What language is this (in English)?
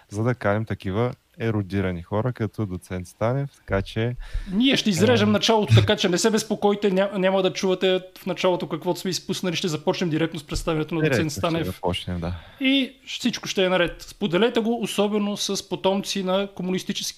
Bulgarian